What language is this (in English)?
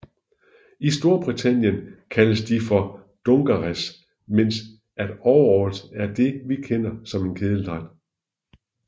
Danish